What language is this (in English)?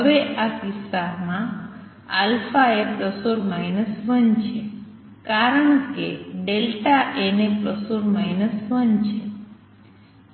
Gujarati